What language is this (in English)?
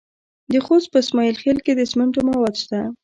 Pashto